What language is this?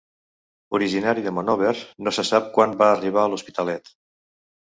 Catalan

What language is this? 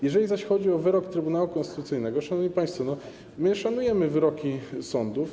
Polish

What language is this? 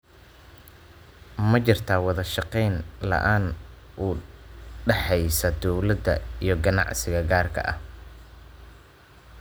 Somali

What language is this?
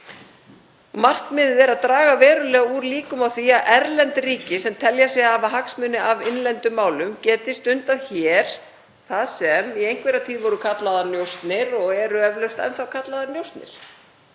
Icelandic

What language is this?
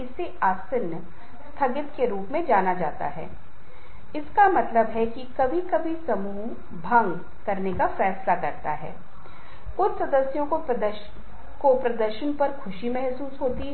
Hindi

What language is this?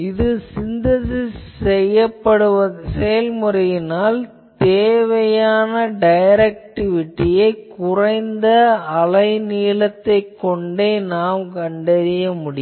Tamil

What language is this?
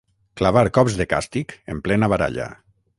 Catalan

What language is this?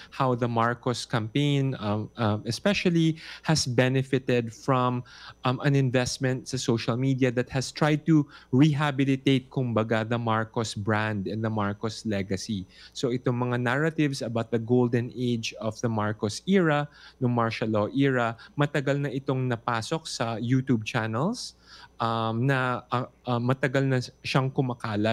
Filipino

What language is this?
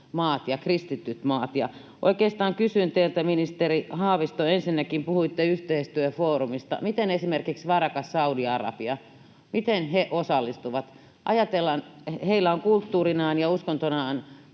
Finnish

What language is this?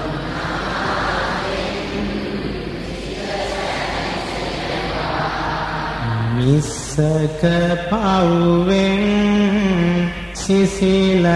Indonesian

